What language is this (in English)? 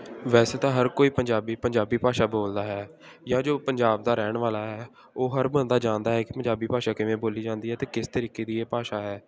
Punjabi